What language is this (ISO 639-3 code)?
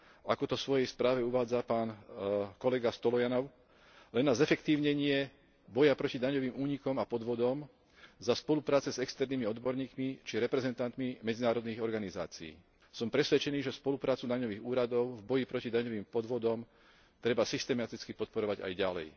slk